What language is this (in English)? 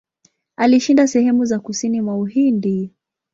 Swahili